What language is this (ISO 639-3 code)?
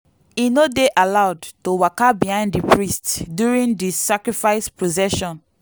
pcm